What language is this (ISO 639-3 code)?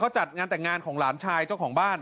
tha